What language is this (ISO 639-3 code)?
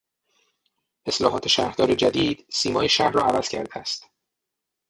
fas